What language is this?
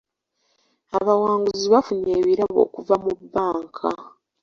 Ganda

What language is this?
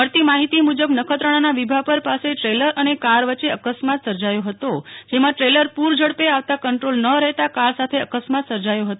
Gujarati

